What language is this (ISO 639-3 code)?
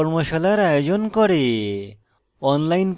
ben